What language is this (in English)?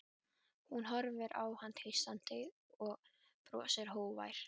Icelandic